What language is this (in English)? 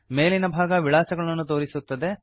Kannada